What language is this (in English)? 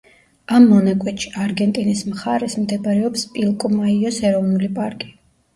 Georgian